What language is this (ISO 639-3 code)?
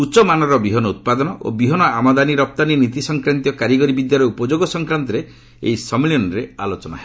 ori